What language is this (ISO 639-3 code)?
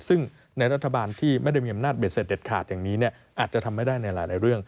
tha